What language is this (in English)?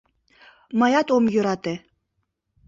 Mari